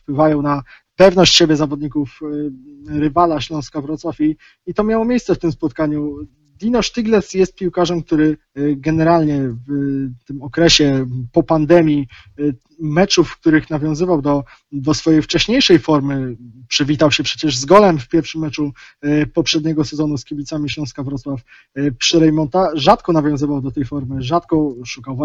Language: Polish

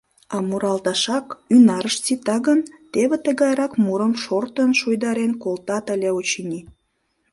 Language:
Mari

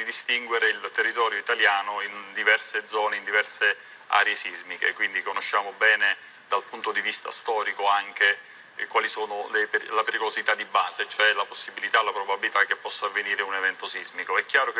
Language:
Italian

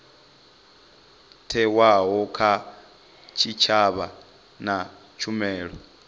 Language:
Venda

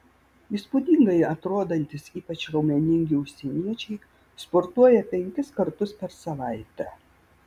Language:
Lithuanian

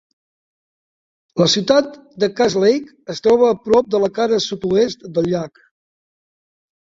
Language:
Catalan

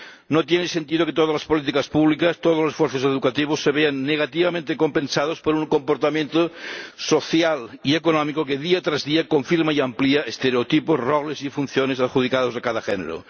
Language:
Spanish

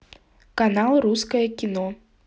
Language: Russian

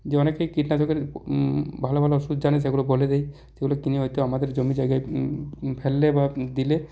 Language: Bangla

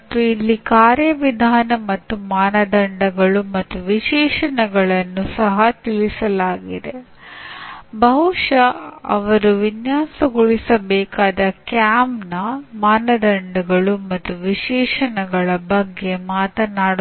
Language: Kannada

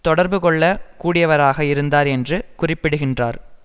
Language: Tamil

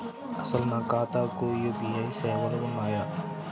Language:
Telugu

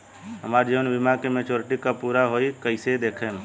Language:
Bhojpuri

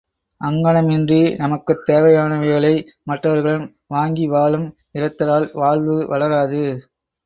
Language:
Tamil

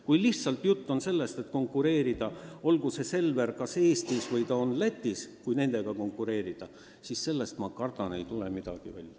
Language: Estonian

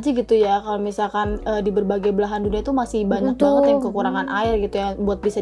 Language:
Indonesian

